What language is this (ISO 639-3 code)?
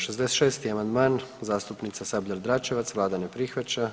hrv